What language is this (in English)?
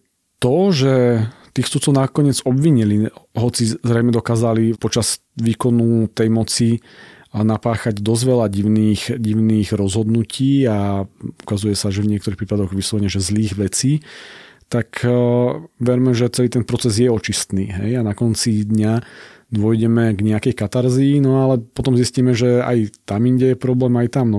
Slovak